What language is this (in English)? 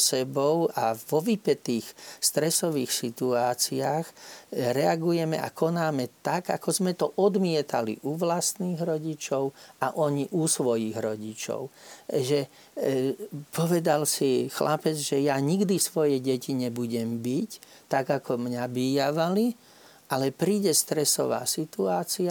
Slovak